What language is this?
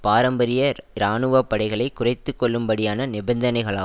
Tamil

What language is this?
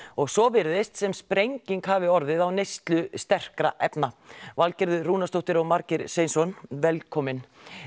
Icelandic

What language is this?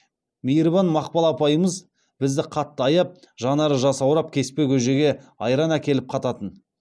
Kazakh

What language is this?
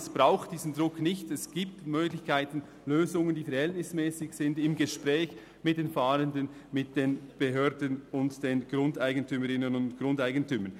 Swiss German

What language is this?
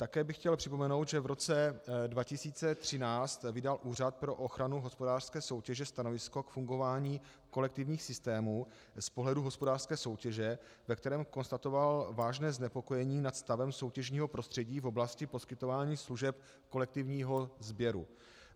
Czech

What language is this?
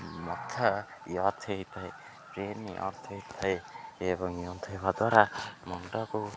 Odia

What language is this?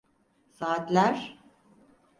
Turkish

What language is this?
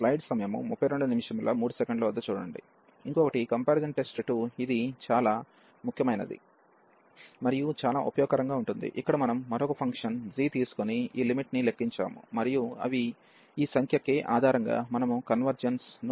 Telugu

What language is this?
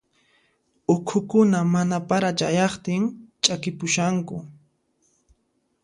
Puno Quechua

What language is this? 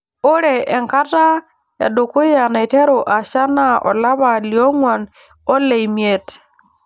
Masai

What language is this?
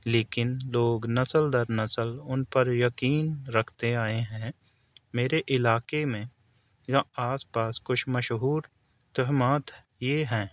Urdu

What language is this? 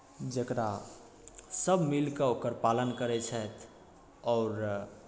Maithili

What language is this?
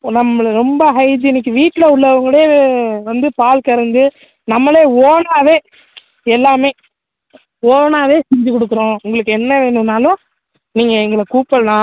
Tamil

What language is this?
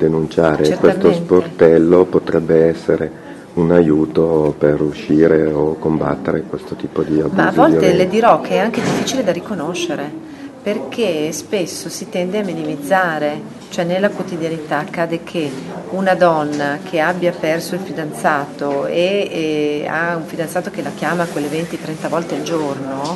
Italian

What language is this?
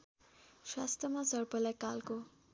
Nepali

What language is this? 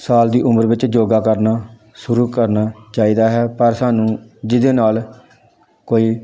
Punjabi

